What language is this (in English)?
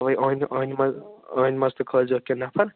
Kashmiri